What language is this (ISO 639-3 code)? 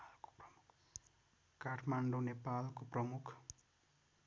nep